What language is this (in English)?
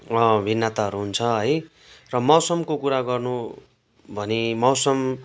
Nepali